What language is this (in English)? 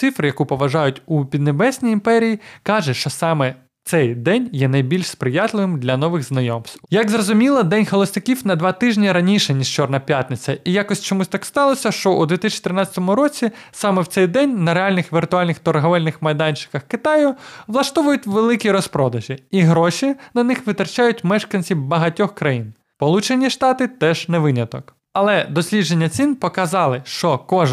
Ukrainian